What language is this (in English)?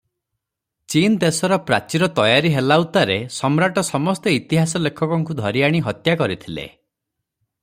Odia